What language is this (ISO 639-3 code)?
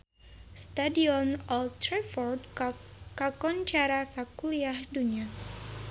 sun